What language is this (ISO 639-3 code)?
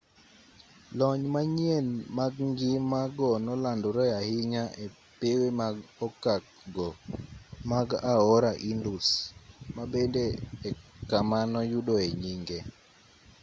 luo